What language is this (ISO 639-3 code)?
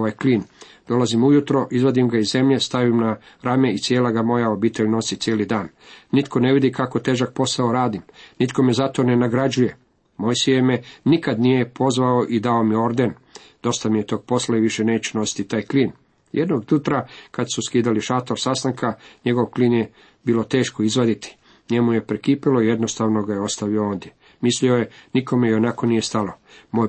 hrv